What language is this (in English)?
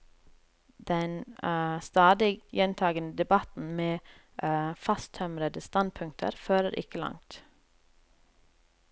Norwegian